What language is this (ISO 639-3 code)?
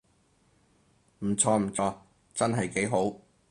yue